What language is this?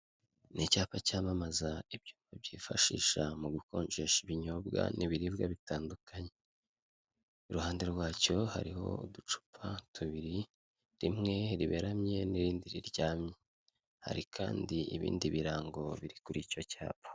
Kinyarwanda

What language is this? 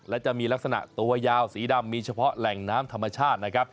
Thai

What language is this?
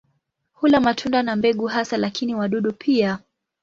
Swahili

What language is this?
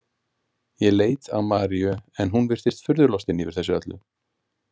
Icelandic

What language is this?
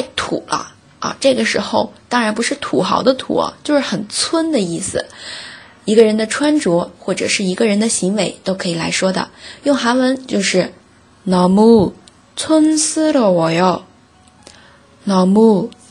Chinese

